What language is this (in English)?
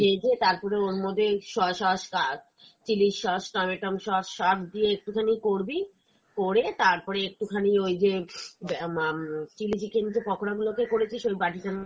Bangla